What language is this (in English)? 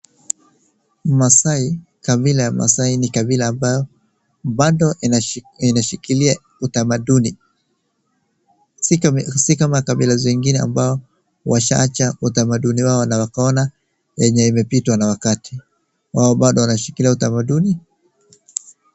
Swahili